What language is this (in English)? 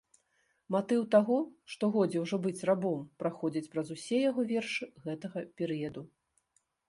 Belarusian